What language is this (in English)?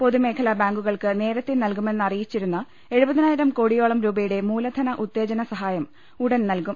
Malayalam